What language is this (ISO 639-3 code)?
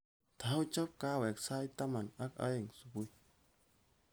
kln